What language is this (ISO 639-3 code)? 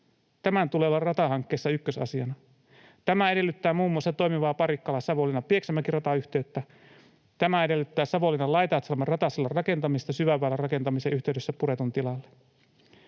fin